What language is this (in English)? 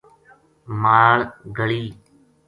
Gujari